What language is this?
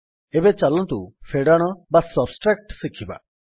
Odia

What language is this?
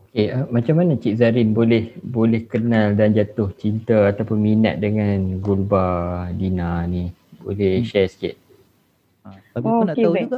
Malay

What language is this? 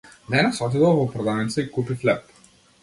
Macedonian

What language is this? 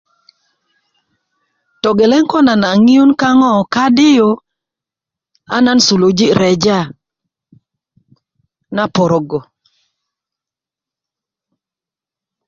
Kuku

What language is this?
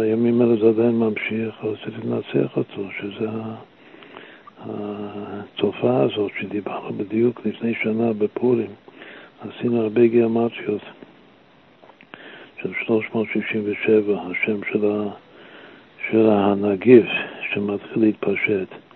Hebrew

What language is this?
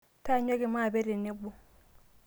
Masai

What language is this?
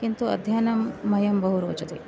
Sanskrit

